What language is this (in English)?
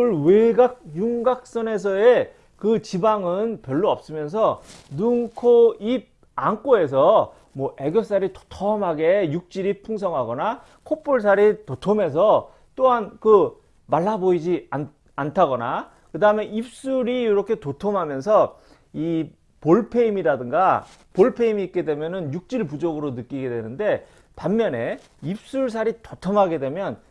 Korean